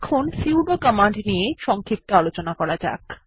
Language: Bangla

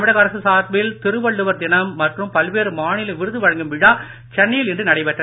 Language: Tamil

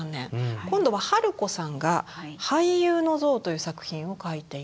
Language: Japanese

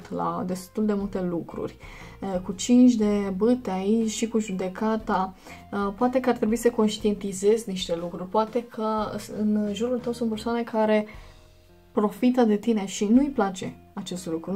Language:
Romanian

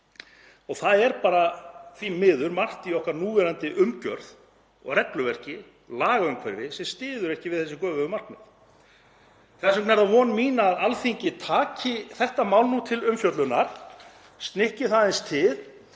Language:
Icelandic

